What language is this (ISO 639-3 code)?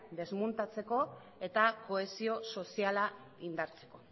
eus